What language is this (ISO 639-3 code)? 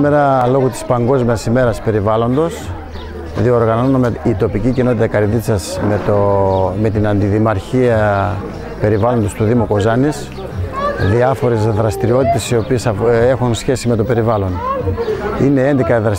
ell